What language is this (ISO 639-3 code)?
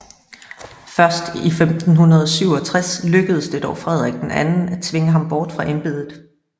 dan